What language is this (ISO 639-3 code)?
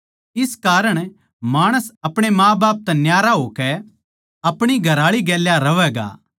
bgc